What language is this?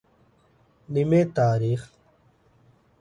Divehi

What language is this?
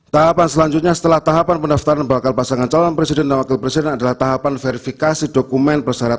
Indonesian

